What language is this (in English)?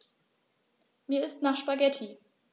German